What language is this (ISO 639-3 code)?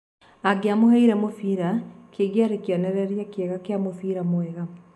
kik